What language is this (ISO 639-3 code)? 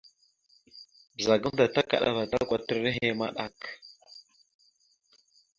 mxu